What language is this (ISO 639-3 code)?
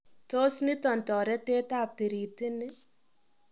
kln